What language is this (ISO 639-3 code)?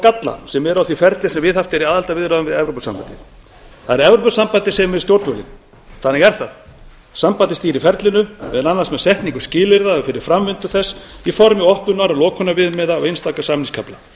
isl